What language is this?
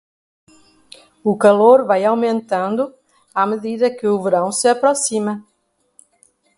Portuguese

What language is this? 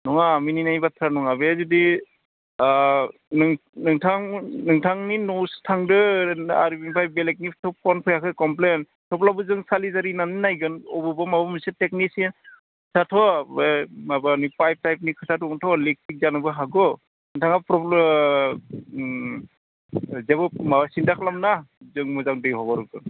Bodo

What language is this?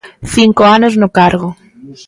Galician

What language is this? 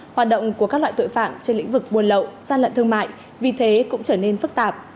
Vietnamese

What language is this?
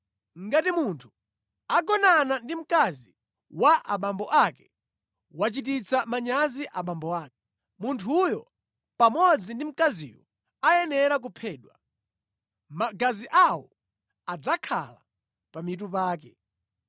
Nyanja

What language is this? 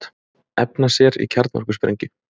Icelandic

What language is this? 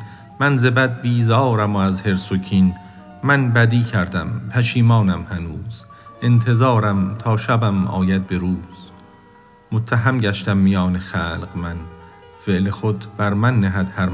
Persian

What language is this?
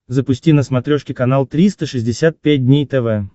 Russian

